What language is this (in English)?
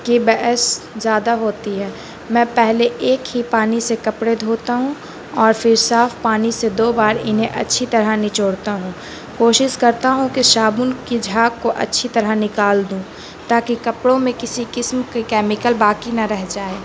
Urdu